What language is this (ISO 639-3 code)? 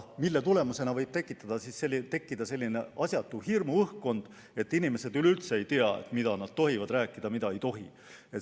est